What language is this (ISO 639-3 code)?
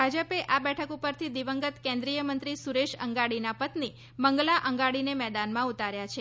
guj